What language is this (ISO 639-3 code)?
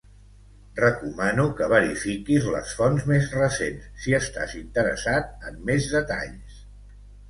cat